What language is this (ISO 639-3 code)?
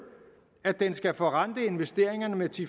dan